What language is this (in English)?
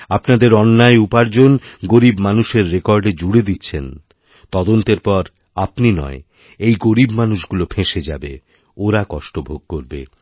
Bangla